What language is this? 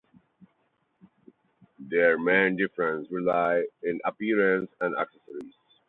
English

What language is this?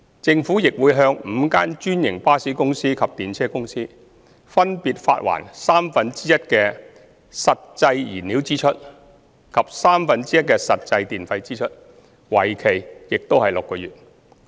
Cantonese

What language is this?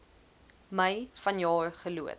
Afrikaans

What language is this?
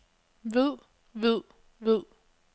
Danish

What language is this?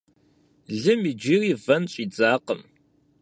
Kabardian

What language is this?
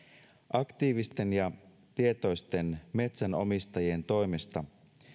Finnish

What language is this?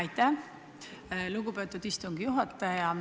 Estonian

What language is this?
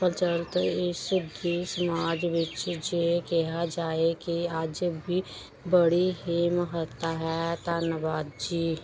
Punjabi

